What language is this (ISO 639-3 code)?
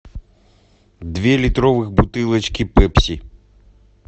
rus